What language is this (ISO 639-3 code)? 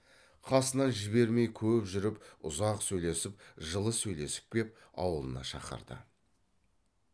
kaz